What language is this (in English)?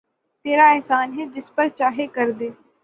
Urdu